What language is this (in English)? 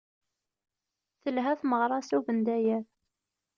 Kabyle